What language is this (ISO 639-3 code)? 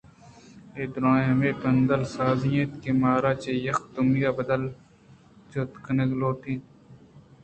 bgp